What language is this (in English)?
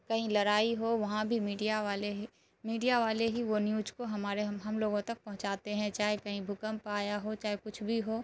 Urdu